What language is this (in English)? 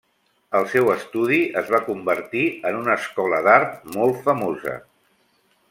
Catalan